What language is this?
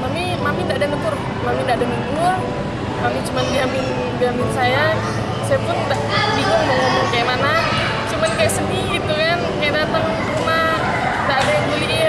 Indonesian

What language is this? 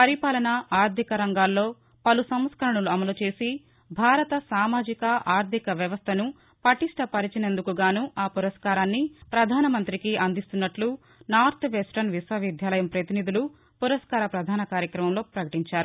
Telugu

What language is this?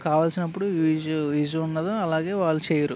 Telugu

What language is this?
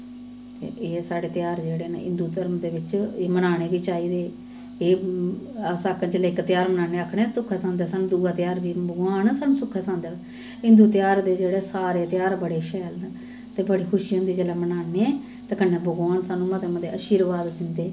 Dogri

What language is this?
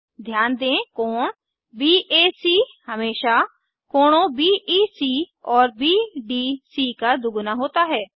Hindi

